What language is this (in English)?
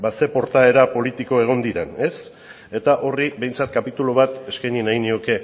Basque